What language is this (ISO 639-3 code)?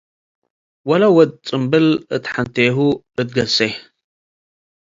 tig